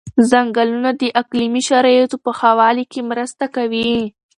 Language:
Pashto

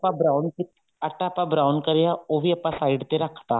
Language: Punjabi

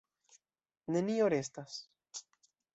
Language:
Esperanto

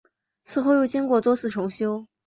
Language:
Chinese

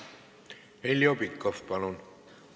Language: Estonian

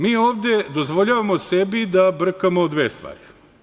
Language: Serbian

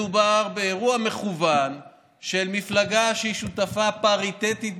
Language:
Hebrew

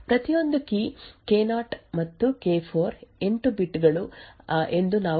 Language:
Kannada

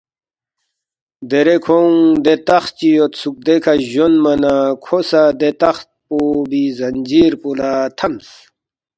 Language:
Balti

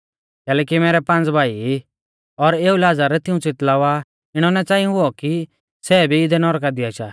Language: Mahasu Pahari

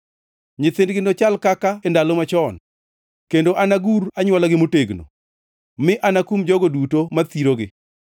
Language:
Luo (Kenya and Tanzania)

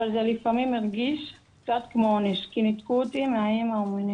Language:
Hebrew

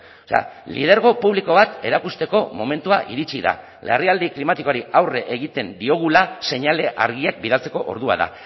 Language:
Basque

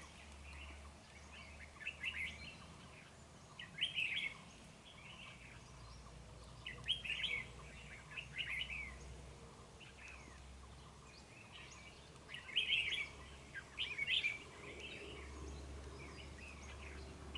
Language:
Vietnamese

